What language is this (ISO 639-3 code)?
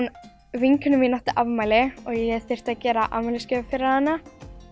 isl